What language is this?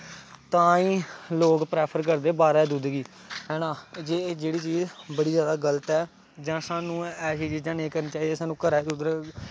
Dogri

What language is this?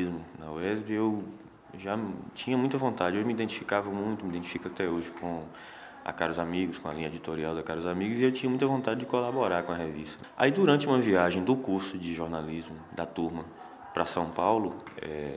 Portuguese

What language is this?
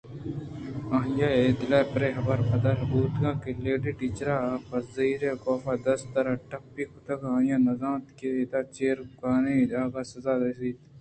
Eastern Balochi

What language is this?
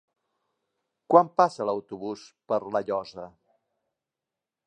Catalan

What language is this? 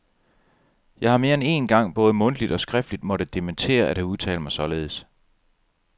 Danish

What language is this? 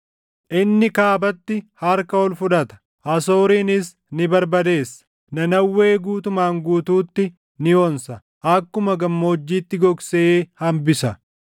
Oromo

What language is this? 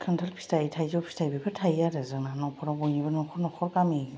Bodo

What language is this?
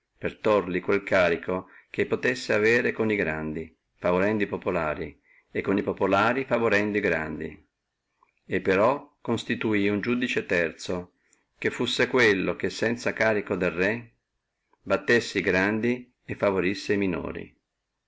Italian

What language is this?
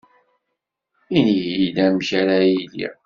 Kabyle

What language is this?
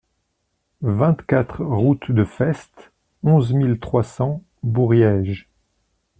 French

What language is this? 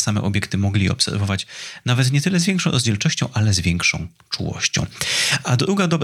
Polish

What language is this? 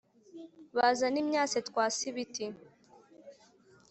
Kinyarwanda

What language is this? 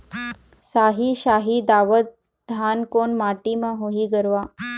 Chhattisgarhi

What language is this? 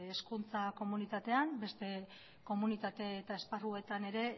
Basque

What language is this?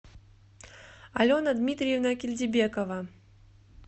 Russian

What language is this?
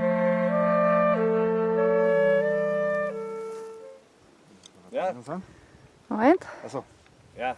German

